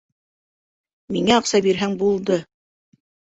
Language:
Bashkir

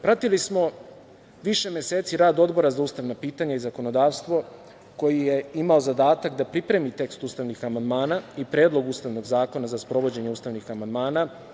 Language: Serbian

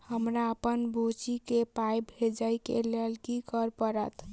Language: Maithili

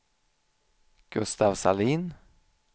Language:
Swedish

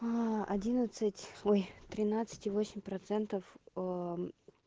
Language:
Russian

